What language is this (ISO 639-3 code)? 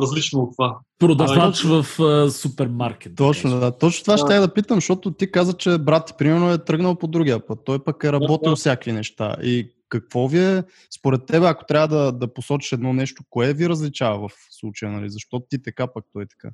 bul